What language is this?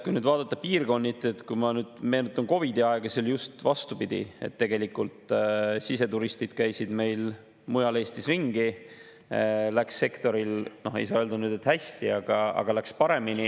Estonian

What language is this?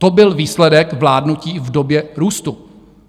Czech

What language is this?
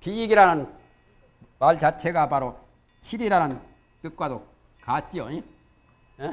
Korean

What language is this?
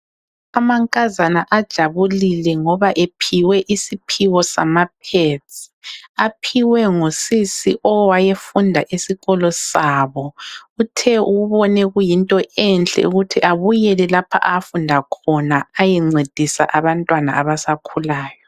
North Ndebele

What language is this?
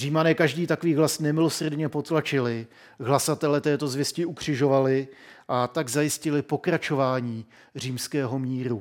Czech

